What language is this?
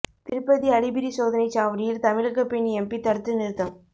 Tamil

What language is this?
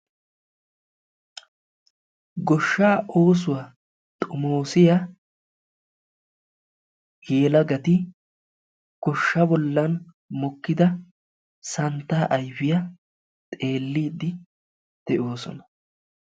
Wolaytta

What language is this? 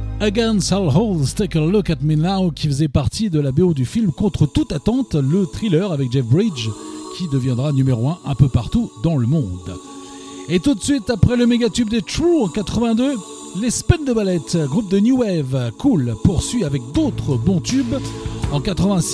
French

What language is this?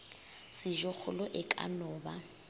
Northern Sotho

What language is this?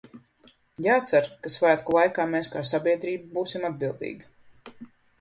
Latvian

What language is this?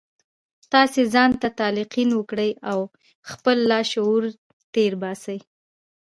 Pashto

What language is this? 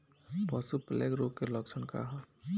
Bhojpuri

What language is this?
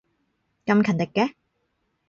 Cantonese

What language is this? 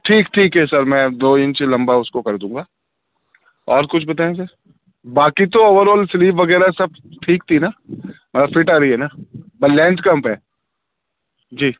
Urdu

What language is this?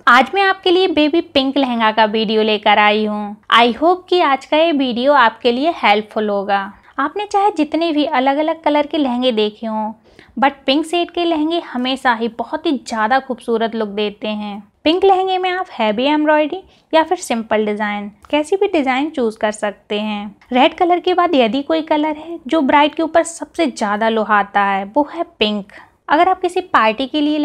Hindi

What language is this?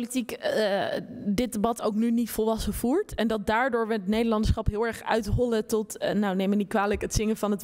Dutch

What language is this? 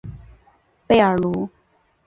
Chinese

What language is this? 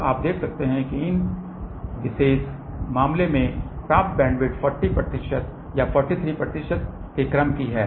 Hindi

